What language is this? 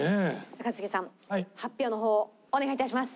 Japanese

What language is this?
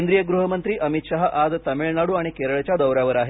Marathi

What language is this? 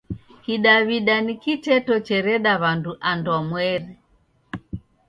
Taita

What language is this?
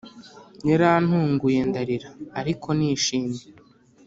Kinyarwanda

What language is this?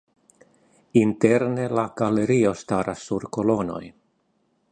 Esperanto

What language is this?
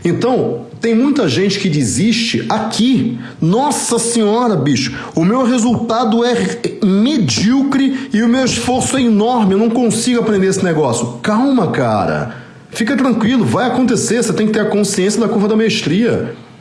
Portuguese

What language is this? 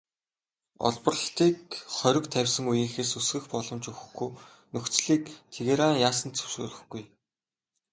Mongolian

